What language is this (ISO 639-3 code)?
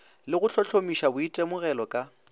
nso